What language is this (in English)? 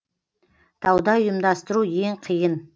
Kazakh